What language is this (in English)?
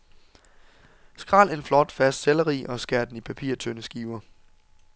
Danish